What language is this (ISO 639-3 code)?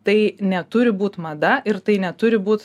lit